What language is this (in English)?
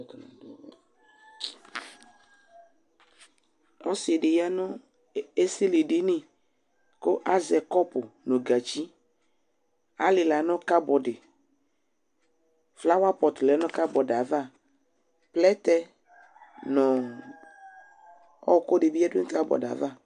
Ikposo